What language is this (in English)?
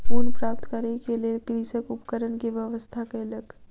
Maithili